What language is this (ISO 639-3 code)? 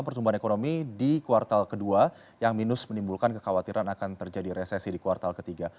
ind